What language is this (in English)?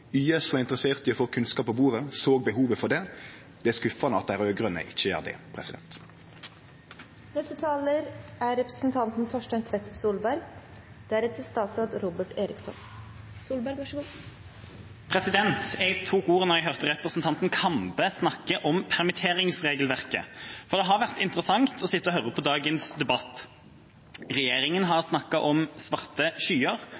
Norwegian